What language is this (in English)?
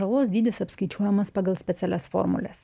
Lithuanian